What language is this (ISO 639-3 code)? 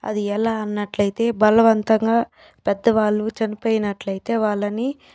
tel